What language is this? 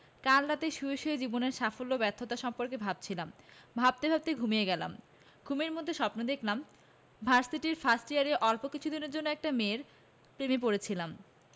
Bangla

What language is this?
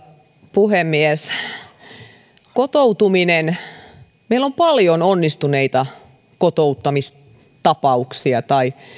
Finnish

